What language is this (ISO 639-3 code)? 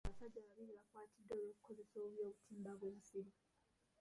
lug